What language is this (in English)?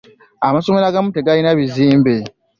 Ganda